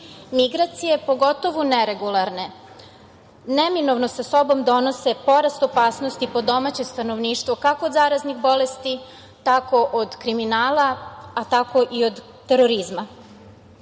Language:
Serbian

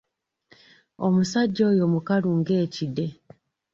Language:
Ganda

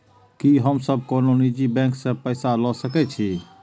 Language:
Maithili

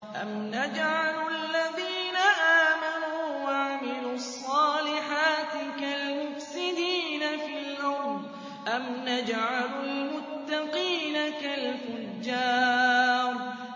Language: Arabic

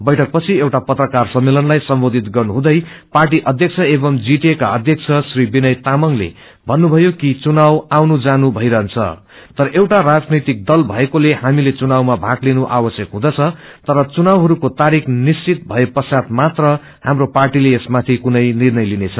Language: Nepali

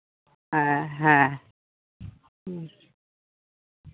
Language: Santali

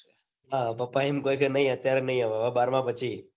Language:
Gujarati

